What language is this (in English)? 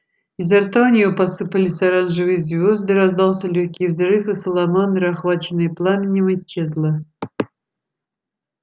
Russian